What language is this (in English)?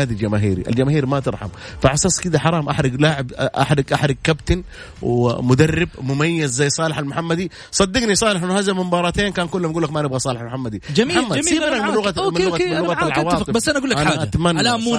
Arabic